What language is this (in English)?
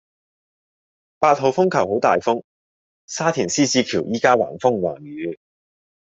Cantonese